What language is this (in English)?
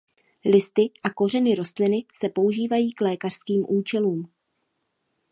Czech